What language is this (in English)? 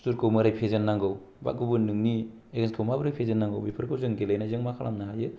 Bodo